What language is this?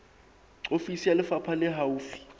Southern Sotho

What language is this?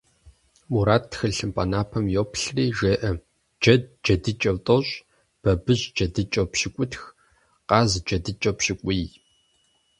Kabardian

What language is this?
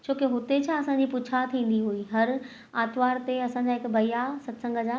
Sindhi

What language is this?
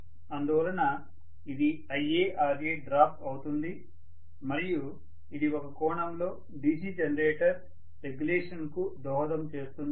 Telugu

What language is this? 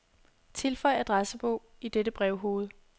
Danish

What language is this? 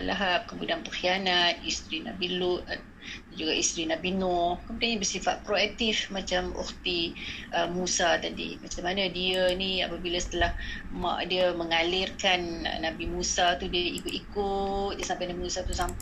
Malay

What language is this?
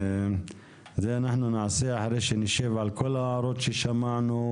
Hebrew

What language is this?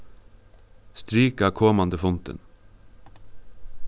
Faroese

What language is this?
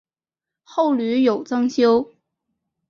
Chinese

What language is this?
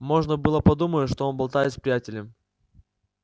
Russian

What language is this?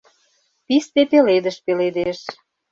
Mari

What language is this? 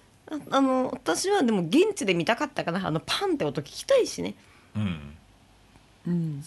Japanese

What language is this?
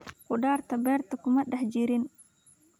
Somali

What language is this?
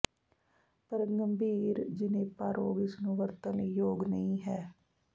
Punjabi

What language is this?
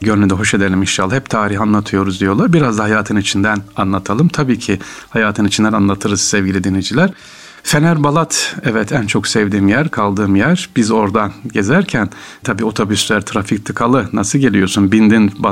Turkish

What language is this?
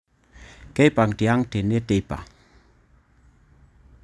Masai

